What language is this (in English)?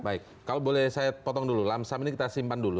Indonesian